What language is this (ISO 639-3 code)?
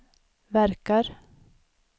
swe